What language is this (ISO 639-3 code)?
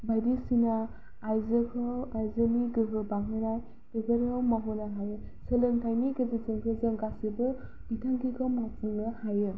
brx